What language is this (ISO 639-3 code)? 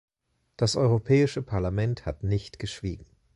deu